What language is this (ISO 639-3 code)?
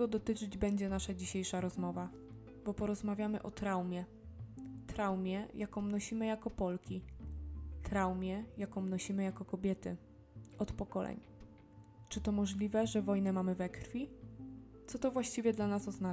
pol